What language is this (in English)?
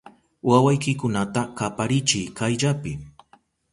Southern Pastaza Quechua